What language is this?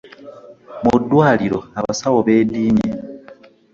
Ganda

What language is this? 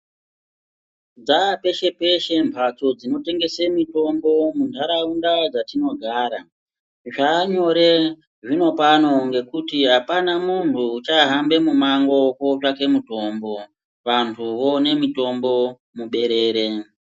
Ndau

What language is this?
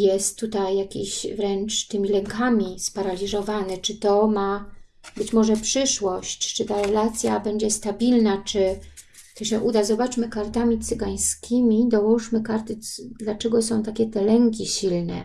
Polish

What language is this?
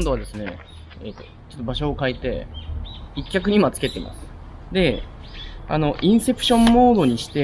Japanese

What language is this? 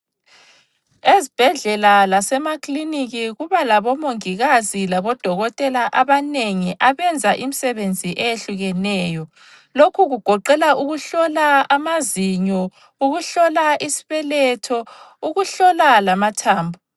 North Ndebele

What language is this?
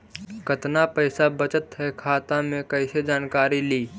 Magahi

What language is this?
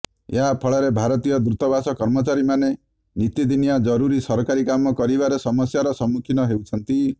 Odia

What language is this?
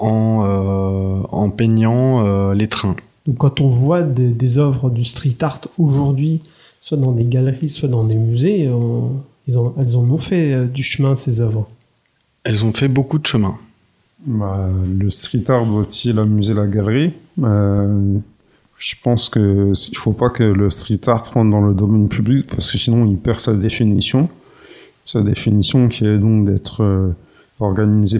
French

